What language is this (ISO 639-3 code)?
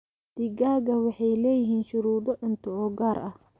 som